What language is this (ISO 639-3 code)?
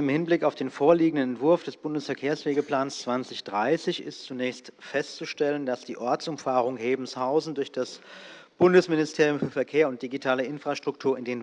deu